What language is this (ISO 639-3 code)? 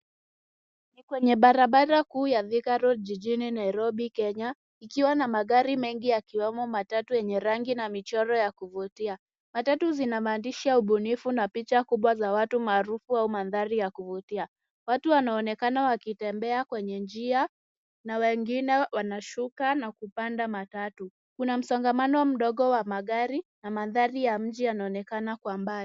swa